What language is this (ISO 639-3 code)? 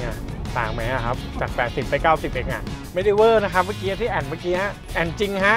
tha